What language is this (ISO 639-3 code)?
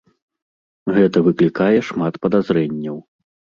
bel